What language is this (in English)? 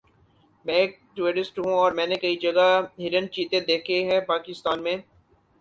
Urdu